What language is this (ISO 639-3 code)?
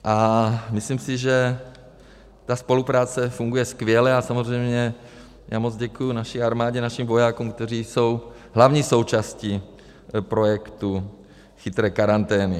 ces